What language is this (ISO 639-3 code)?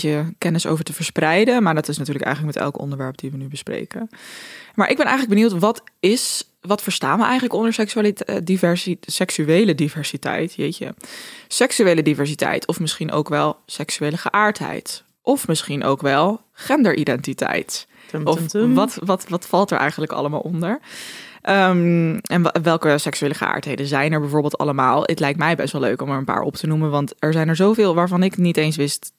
nld